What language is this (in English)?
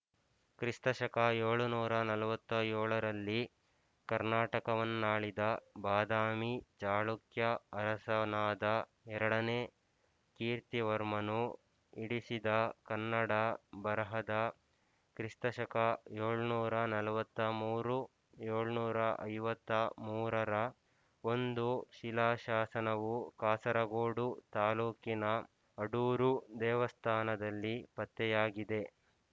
Kannada